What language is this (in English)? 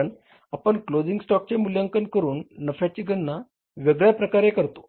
Marathi